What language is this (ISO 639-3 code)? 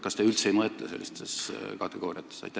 est